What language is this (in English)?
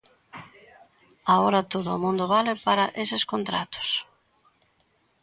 Galician